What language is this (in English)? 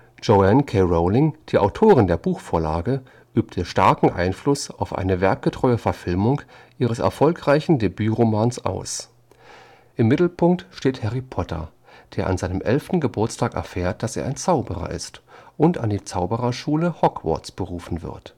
German